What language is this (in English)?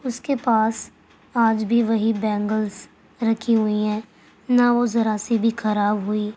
Urdu